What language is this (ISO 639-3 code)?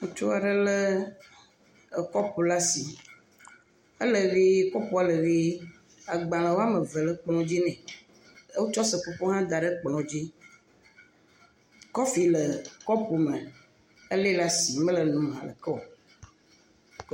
ewe